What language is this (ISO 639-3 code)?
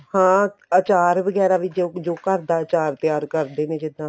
pan